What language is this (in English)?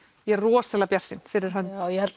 Icelandic